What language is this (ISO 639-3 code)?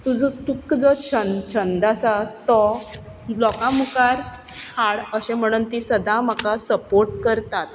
kok